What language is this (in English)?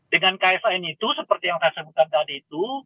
Indonesian